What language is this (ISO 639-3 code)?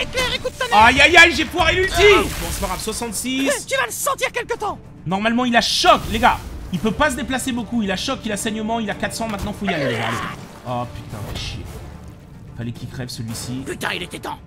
fra